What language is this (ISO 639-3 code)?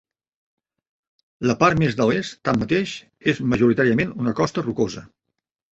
cat